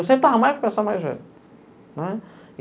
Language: Portuguese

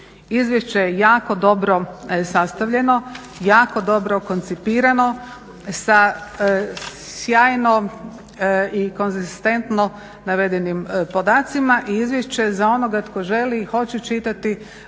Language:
Croatian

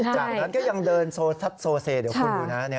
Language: Thai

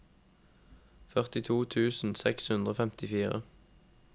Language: Norwegian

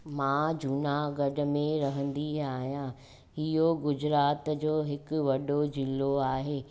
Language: Sindhi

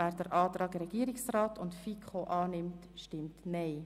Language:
Swiss German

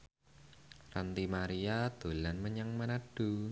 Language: Javanese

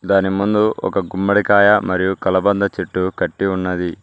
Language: Telugu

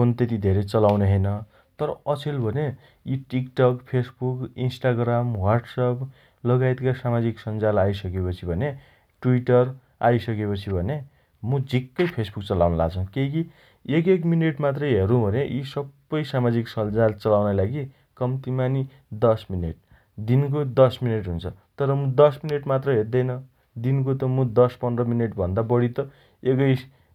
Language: Dotyali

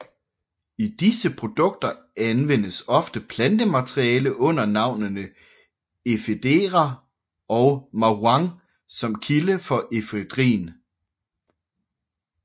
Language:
Danish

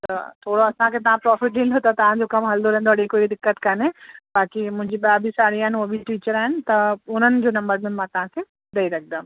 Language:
Sindhi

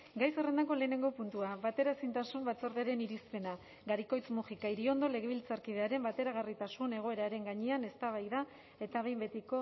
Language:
Basque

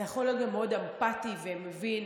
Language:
Hebrew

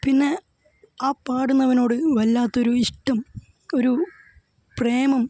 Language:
Malayalam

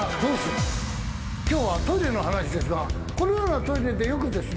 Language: Japanese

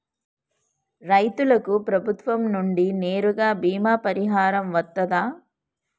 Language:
Telugu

